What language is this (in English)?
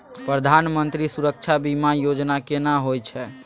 Maithili